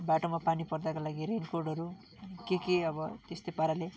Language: Nepali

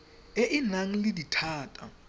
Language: Tswana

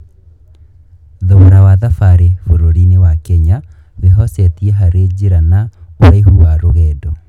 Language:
Kikuyu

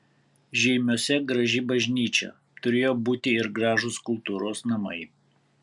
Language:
Lithuanian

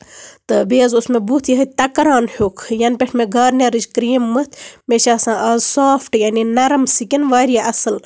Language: Kashmiri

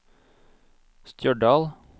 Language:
Norwegian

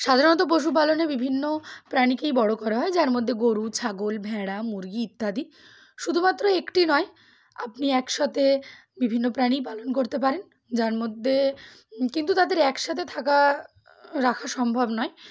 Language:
Bangla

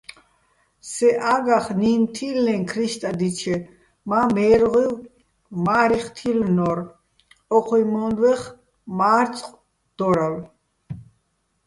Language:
Bats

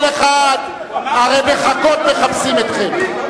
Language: Hebrew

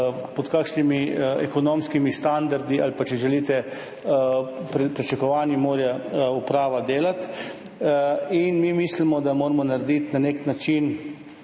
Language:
Slovenian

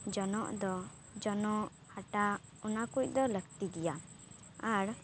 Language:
Santali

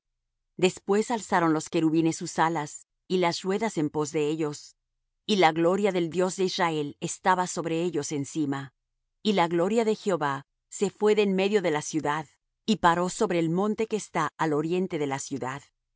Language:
Spanish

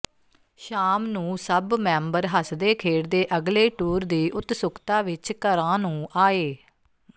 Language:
Punjabi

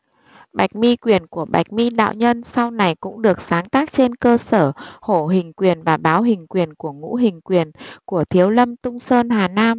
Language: Vietnamese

